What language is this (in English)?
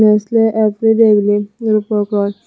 Chakma